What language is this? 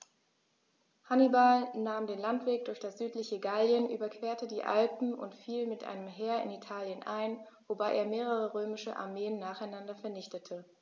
German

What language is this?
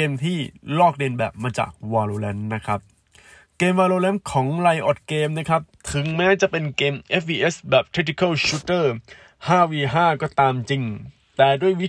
Thai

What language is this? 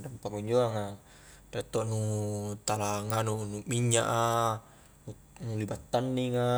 Highland Konjo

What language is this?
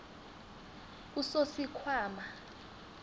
South Ndebele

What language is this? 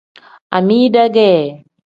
Tem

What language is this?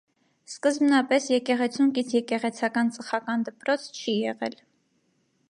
Armenian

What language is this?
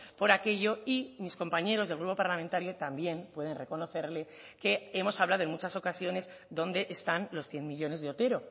Spanish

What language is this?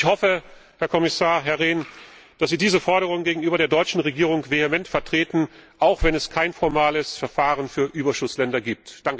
German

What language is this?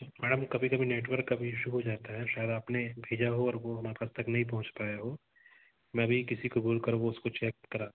Hindi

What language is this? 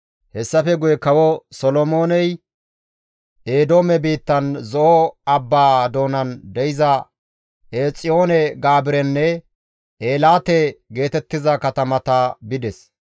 Gamo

